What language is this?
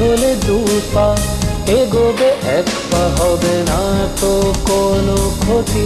Bangla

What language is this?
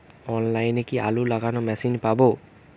Bangla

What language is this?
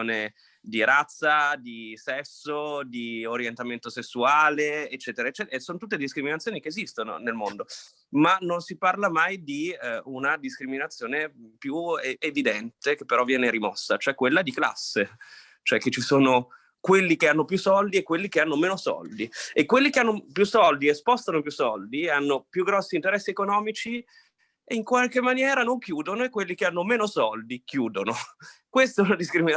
Italian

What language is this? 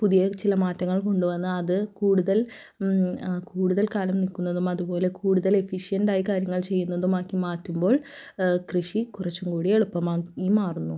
Malayalam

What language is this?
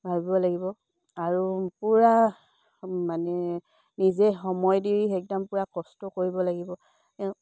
Assamese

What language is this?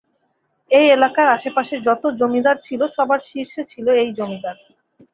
Bangla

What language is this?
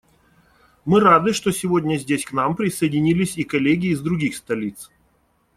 Russian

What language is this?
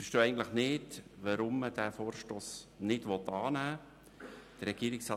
Swiss German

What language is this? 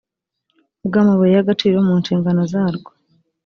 Kinyarwanda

